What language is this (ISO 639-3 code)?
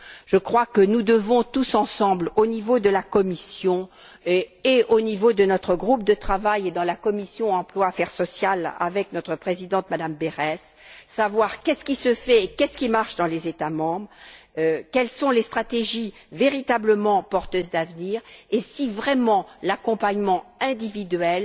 fra